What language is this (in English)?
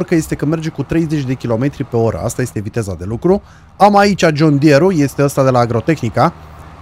Romanian